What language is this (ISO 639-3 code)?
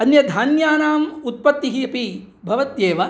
san